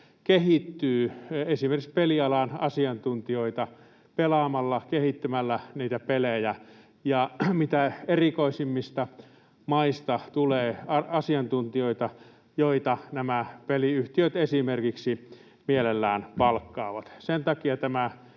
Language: Finnish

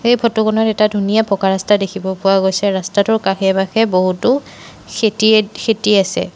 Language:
Assamese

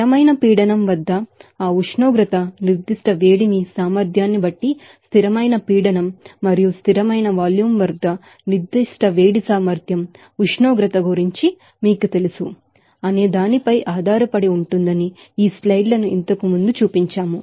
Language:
Telugu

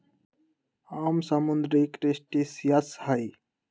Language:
Magahi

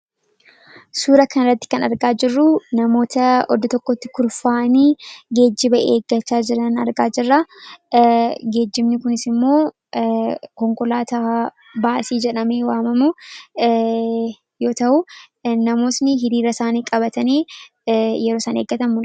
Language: Oromo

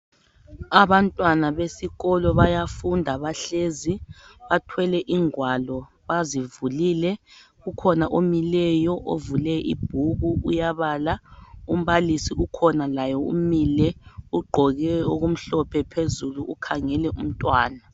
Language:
North Ndebele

